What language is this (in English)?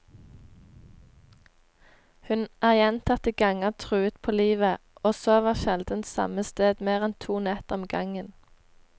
Norwegian